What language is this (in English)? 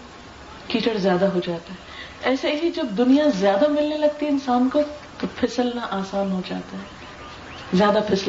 Urdu